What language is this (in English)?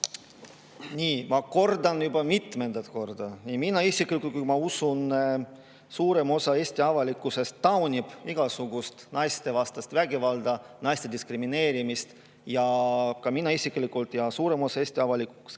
Estonian